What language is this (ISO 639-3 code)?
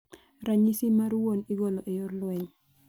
luo